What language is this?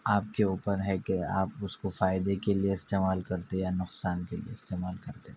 Urdu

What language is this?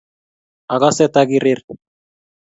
Kalenjin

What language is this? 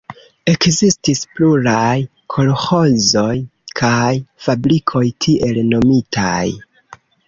Esperanto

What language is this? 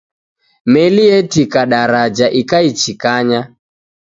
Taita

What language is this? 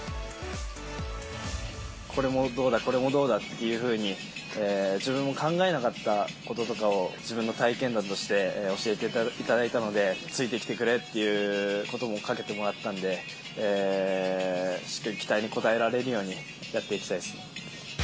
Japanese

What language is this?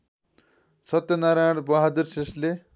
Nepali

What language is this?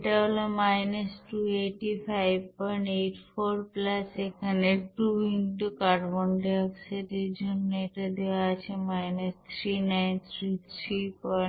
Bangla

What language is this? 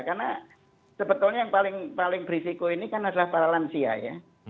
Indonesian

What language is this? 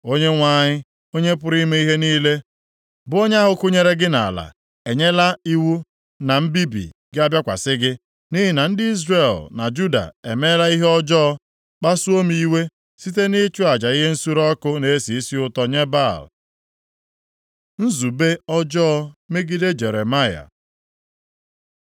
Igbo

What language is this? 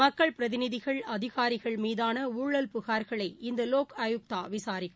Tamil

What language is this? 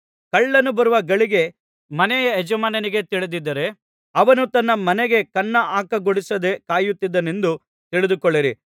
Kannada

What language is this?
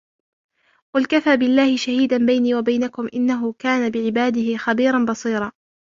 Arabic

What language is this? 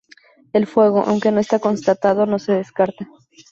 Spanish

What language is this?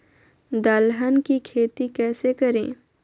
Magahi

